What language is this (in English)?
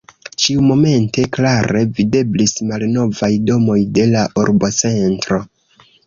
Esperanto